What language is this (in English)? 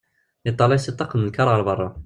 Kabyle